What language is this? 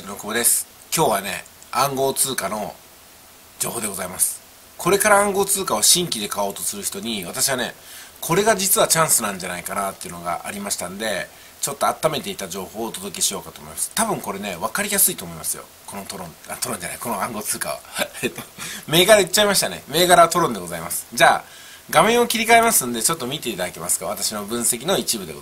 Japanese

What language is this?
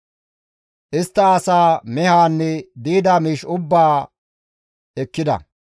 Gamo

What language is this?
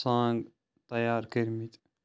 Kashmiri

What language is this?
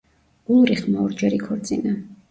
Georgian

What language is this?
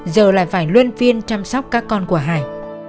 Vietnamese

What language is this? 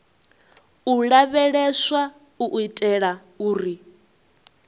Venda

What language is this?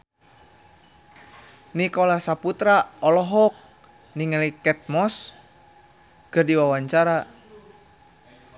Sundanese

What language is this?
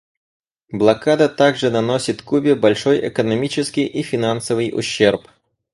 Russian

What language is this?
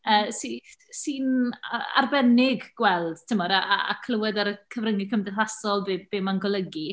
Welsh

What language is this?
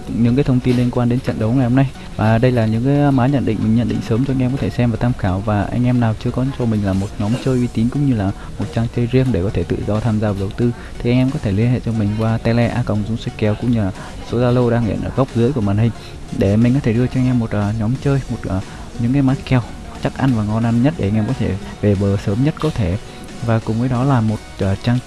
Vietnamese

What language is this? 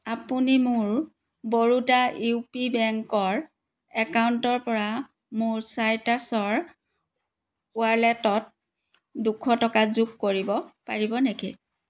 Assamese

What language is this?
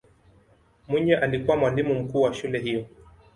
Swahili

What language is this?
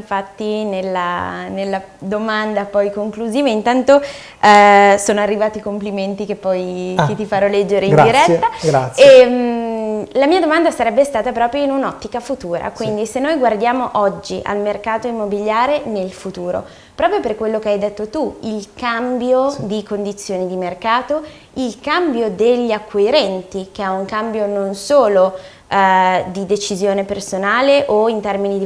Italian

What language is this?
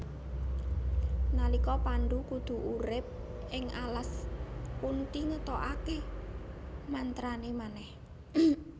Javanese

